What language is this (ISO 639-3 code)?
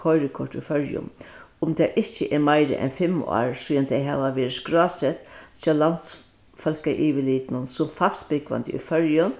fao